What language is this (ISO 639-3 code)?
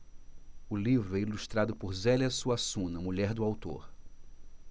por